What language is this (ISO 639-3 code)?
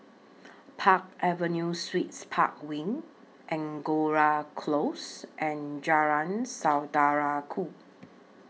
eng